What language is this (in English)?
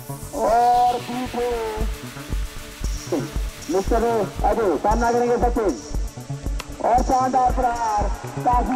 Indonesian